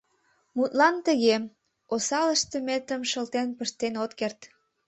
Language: Mari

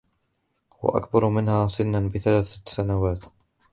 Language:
Arabic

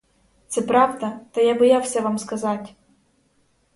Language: Ukrainian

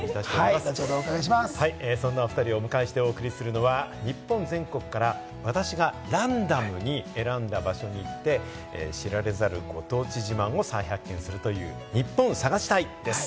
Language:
Japanese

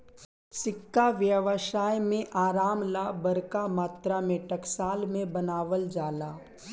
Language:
Bhojpuri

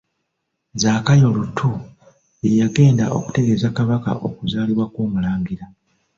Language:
Ganda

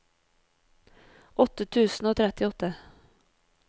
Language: Norwegian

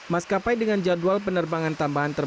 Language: Indonesian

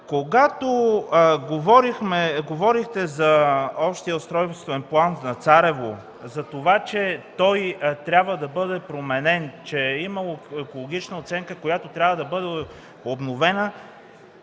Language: Bulgarian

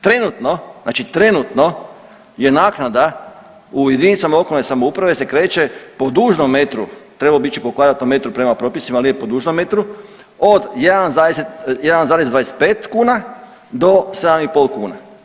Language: Croatian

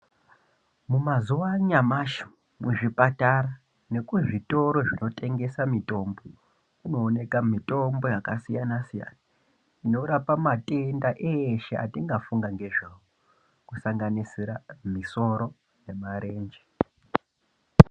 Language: Ndau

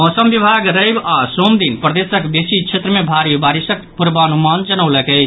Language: Maithili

